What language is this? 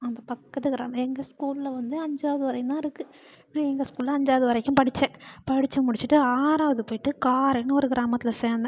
Tamil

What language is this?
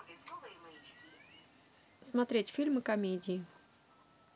Russian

